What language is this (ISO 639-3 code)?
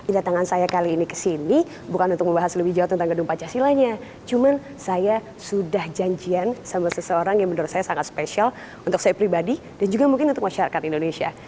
ind